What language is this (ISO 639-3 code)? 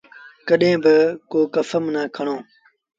sbn